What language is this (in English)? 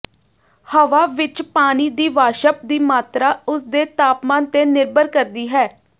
Punjabi